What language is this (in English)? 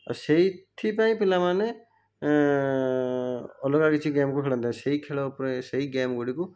Odia